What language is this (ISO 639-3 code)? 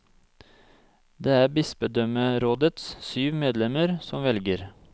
nor